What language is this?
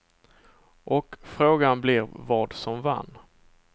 Swedish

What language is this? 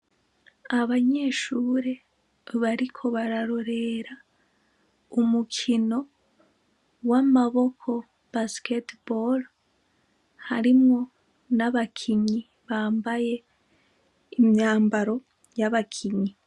Rundi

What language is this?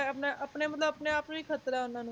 Punjabi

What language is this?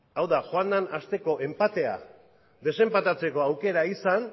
Basque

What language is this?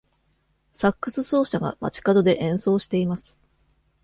Japanese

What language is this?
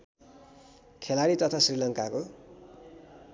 Nepali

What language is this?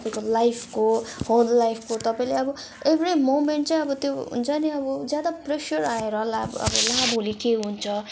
Nepali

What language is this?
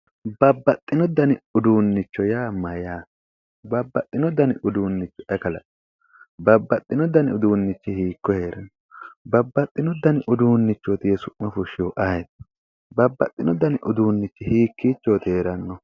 Sidamo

